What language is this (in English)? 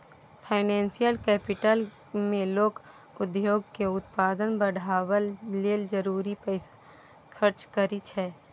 Maithili